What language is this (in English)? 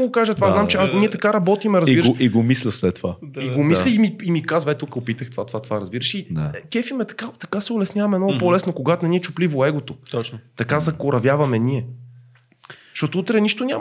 Bulgarian